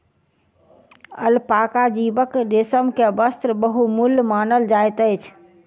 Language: Maithili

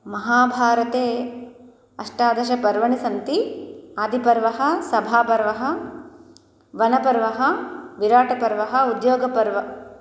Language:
Sanskrit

